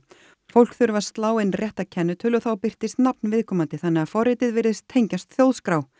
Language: Icelandic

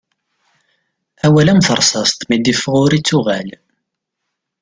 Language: Kabyle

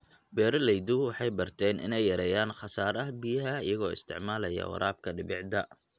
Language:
Somali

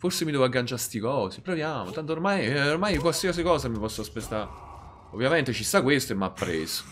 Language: Italian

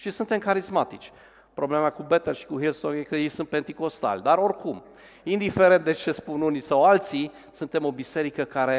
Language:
Romanian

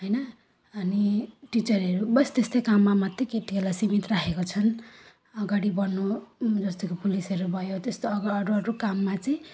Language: Nepali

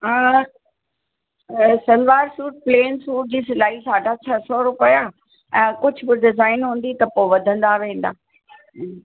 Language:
Sindhi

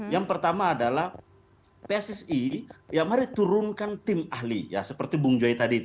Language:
Indonesian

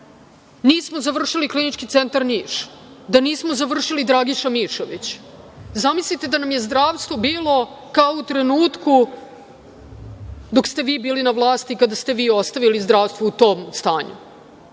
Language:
Serbian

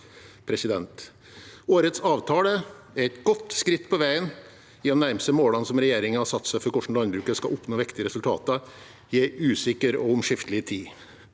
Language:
Norwegian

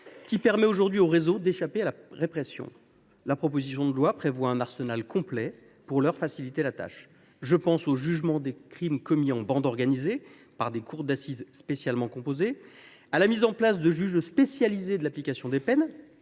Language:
French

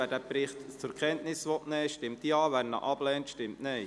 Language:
Swiss German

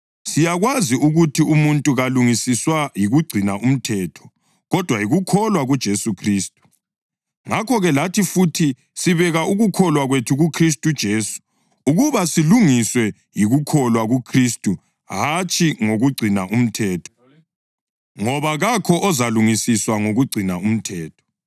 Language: North Ndebele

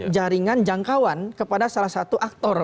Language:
Indonesian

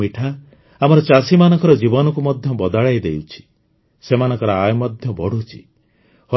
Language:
Odia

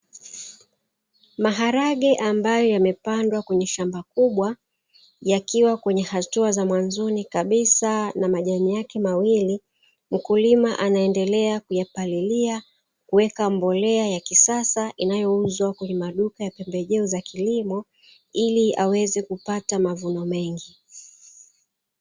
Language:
Swahili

